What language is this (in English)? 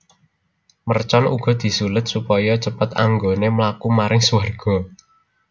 Javanese